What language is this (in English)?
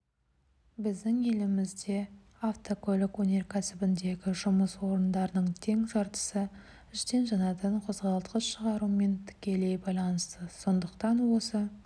Kazakh